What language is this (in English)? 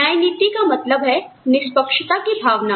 Hindi